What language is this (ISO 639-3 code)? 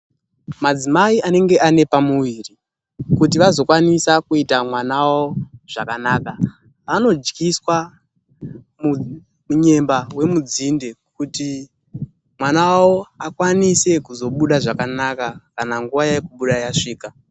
ndc